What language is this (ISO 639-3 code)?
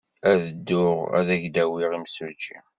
kab